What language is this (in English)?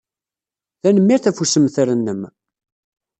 Kabyle